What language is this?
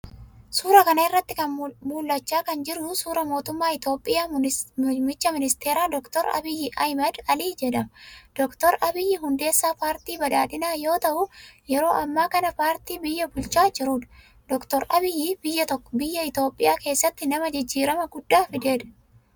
Oromo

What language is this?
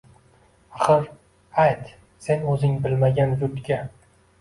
Uzbek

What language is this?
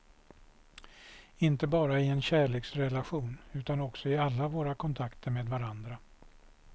Swedish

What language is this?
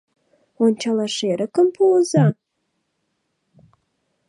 Mari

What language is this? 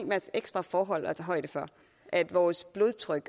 Danish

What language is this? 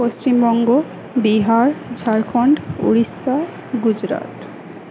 Bangla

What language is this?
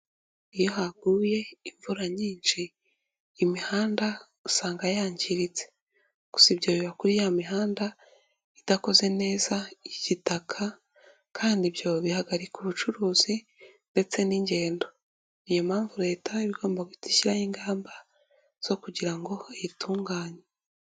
Kinyarwanda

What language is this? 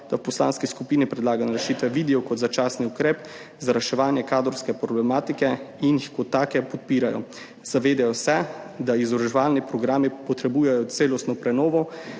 Slovenian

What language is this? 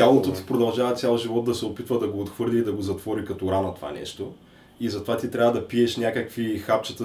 Bulgarian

